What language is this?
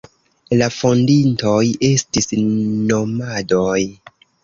Esperanto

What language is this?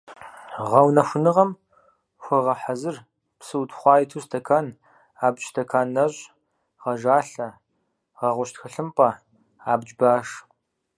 Kabardian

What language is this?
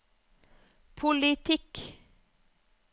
Norwegian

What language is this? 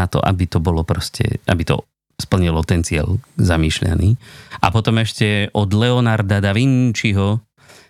Slovak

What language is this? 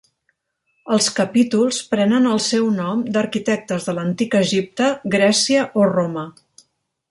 Catalan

